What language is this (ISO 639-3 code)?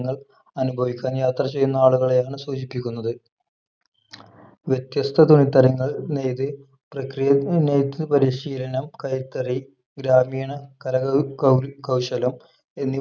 mal